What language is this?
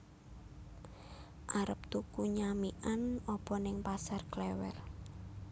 Javanese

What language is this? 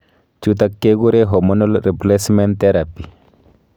Kalenjin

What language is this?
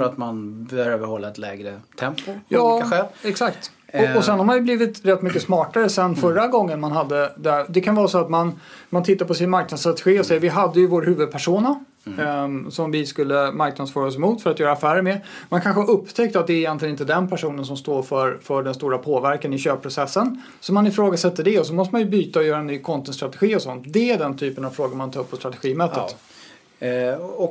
Swedish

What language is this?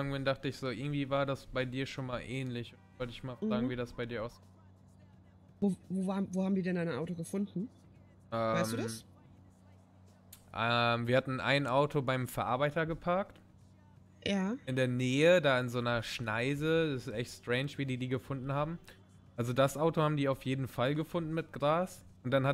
German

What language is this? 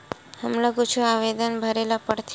Chhattisgarhi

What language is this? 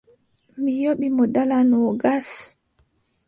Adamawa Fulfulde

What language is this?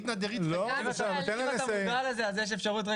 Hebrew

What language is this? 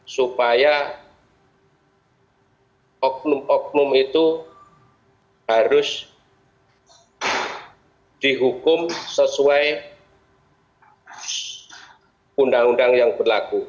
Indonesian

